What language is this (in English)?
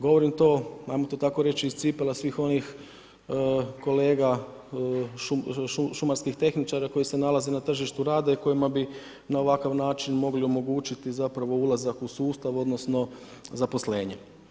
Croatian